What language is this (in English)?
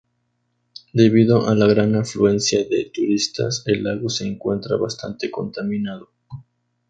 Spanish